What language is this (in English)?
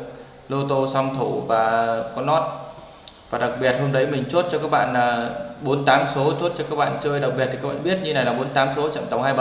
Vietnamese